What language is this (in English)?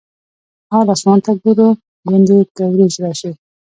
Pashto